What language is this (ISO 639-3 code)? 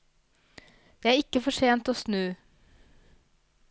nor